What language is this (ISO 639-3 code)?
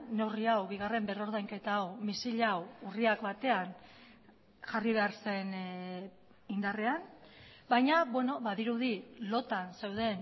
eus